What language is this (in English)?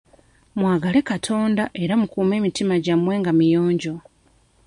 Ganda